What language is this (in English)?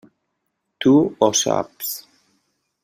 Catalan